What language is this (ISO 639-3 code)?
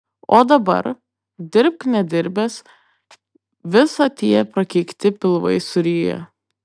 lit